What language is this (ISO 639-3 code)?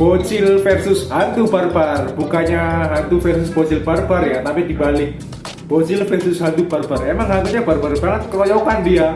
ind